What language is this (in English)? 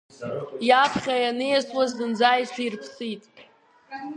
Abkhazian